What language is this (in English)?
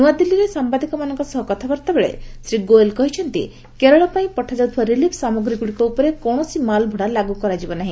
Odia